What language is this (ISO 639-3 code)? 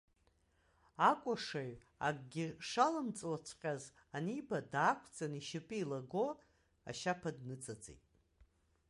abk